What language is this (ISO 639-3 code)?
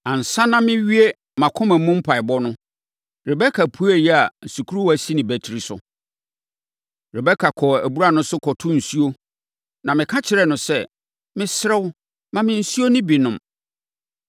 aka